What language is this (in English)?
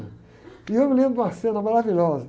Portuguese